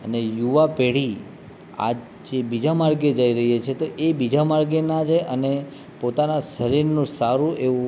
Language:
Gujarati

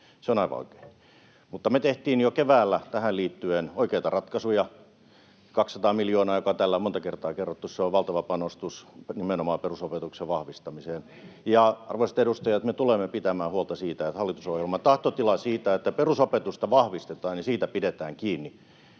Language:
Finnish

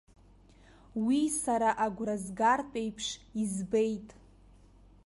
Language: Abkhazian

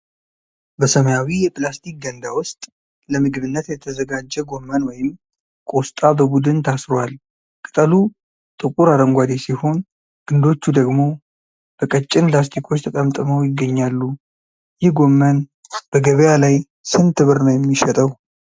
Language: Amharic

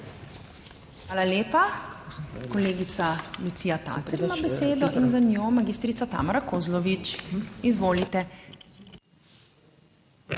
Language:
Slovenian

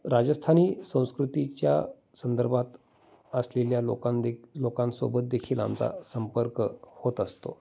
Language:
Marathi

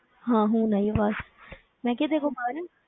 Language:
Punjabi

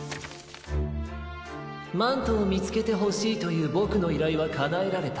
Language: Japanese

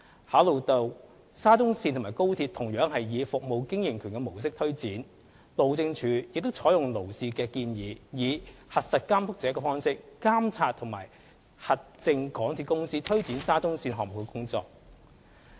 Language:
Cantonese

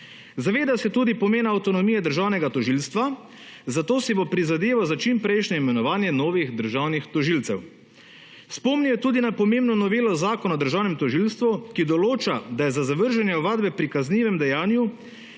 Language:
Slovenian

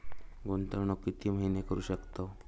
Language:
Marathi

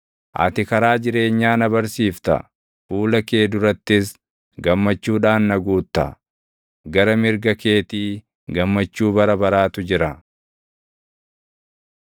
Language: Oromo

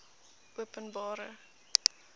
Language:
Afrikaans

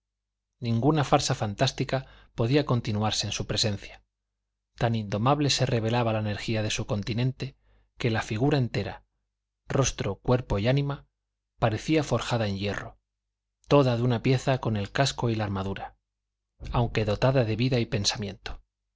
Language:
Spanish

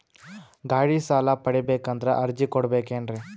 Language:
Kannada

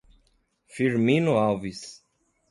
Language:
Portuguese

